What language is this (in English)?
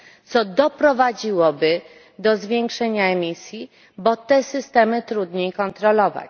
Polish